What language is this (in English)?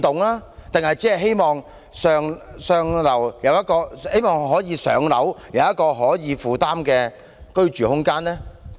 Cantonese